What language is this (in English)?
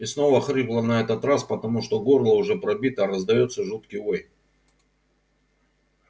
Russian